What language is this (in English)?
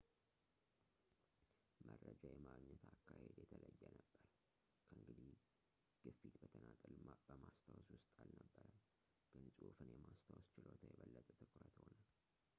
Amharic